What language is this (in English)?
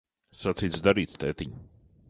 Latvian